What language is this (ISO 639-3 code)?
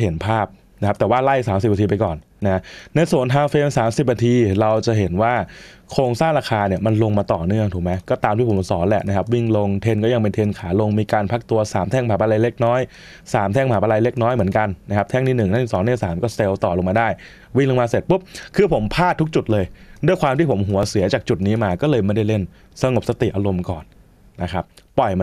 tha